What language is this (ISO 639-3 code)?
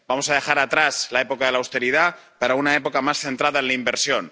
spa